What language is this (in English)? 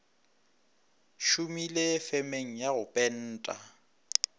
Northern Sotho